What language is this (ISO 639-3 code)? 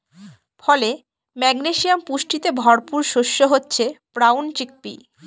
ben